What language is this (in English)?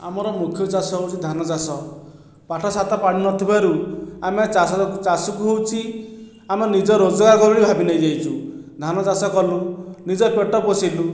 Odia